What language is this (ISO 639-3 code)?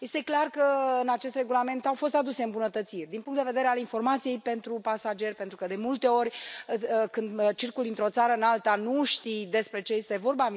ron